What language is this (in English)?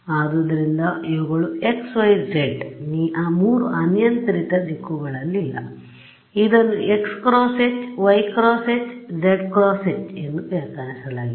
Kannada